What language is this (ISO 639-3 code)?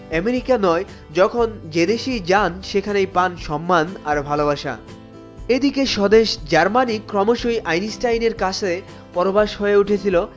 ben